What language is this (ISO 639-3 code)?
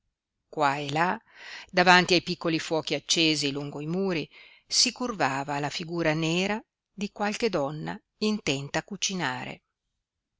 ita